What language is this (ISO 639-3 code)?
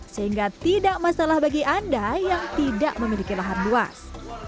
ind